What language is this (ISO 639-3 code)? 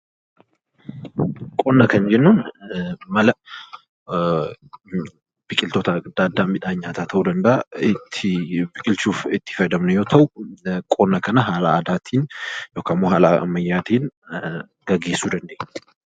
orm